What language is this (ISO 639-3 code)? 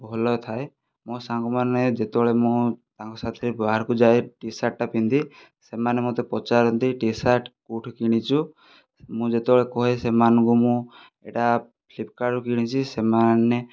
ori